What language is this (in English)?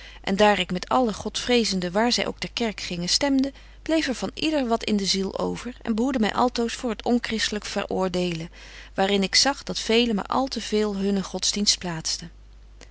Dutch